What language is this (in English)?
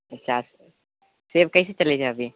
Maithili